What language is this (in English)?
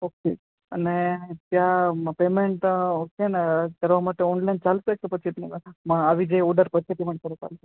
Gujarati